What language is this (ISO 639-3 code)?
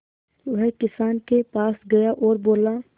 hin